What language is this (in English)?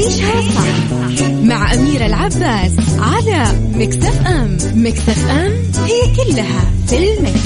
Arabic